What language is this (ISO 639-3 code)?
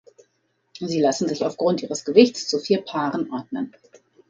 deu